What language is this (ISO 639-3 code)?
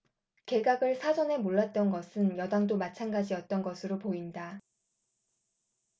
kor